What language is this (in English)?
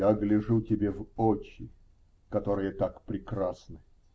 Russian